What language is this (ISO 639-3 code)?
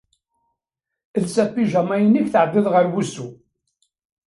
kab